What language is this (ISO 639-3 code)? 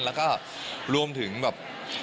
tha